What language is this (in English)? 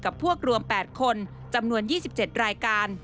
Thai